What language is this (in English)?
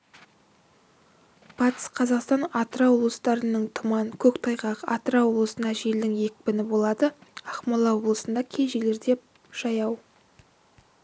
Kazakh